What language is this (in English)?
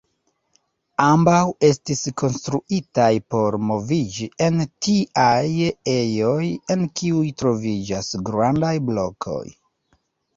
Esperanto